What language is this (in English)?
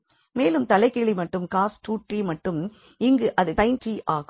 Tamil